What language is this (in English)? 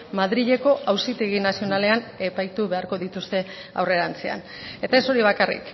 Basque